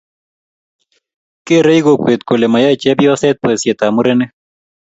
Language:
Kalenjin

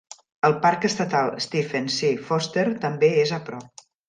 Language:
Catalan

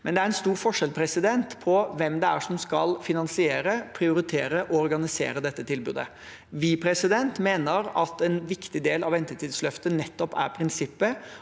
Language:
Norwegian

